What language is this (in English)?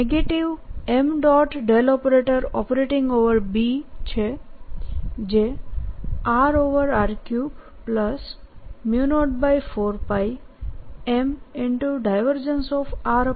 Gujarati